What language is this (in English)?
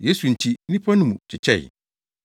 Akan